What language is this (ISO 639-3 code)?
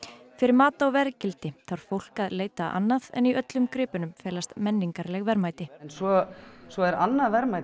isl